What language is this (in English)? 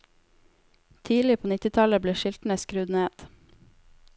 Norwegian